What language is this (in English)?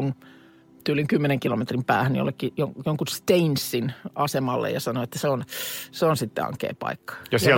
Finnish